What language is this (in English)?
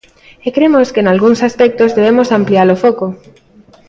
Galician